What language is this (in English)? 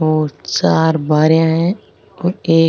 Rajasthani